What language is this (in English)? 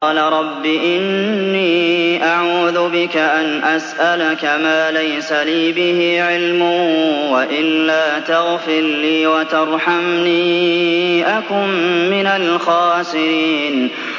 Arabic